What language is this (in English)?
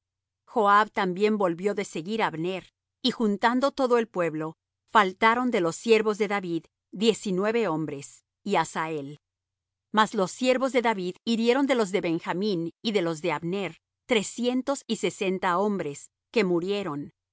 Spanish